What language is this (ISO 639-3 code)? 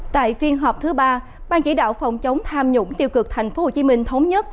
vie